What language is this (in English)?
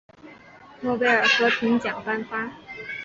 Chinese